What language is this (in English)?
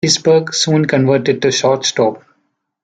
English